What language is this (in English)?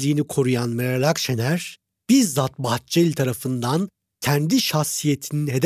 Turkish